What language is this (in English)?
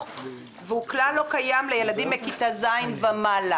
Hebrew